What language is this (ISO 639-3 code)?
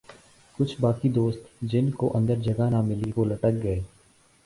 urd